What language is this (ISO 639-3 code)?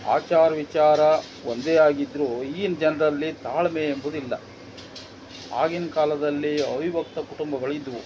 kan